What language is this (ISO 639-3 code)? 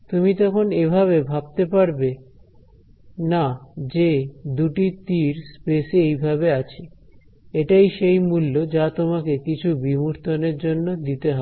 ben